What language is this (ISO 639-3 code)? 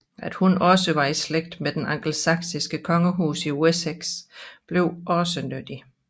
dan